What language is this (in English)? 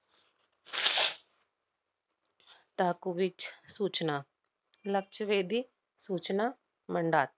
Marathi